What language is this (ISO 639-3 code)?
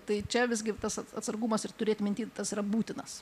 lit